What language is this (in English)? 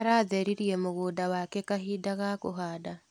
Kikuyu